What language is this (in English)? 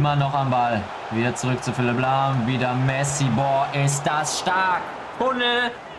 German